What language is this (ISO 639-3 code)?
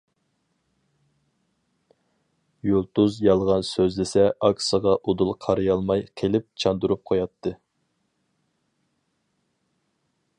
uig